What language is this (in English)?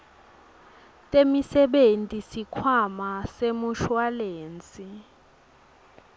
Swati